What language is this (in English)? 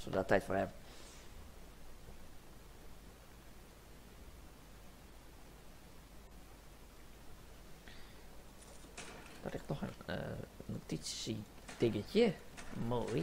Dutch